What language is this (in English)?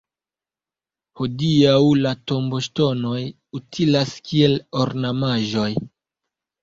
Esperanto